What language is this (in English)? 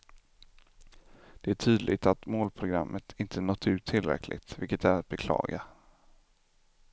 Swedish